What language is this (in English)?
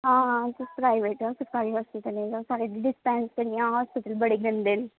Dogri